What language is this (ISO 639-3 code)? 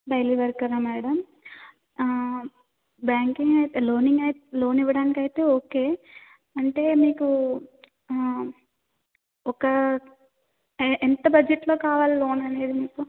tel